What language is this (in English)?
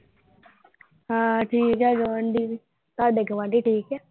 Punjabi